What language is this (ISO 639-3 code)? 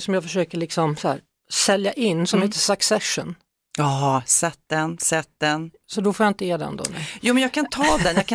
swe